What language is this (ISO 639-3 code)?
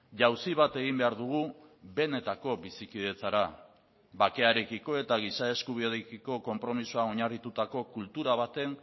eus